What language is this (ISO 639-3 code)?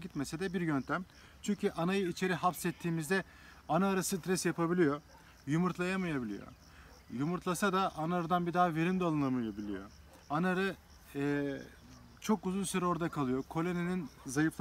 tur